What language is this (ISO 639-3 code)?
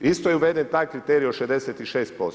hrv